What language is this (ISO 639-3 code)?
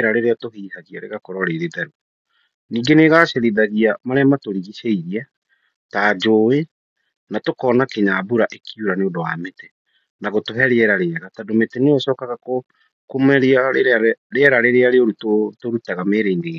kik